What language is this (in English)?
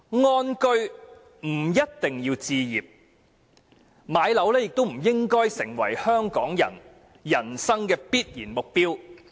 Cantonese